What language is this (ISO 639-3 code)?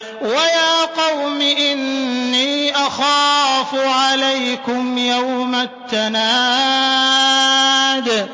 ara